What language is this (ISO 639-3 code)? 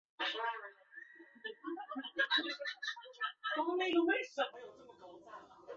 zho